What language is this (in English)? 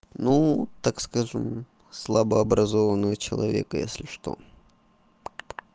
Russian